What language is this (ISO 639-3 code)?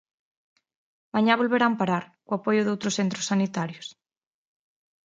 glg